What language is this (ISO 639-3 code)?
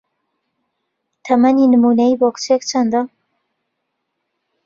ckb